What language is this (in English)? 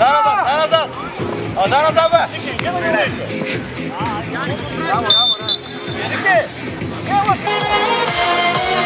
Bulgarian